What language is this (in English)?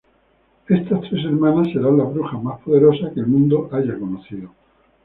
Spanish